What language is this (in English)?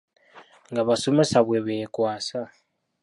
Ganda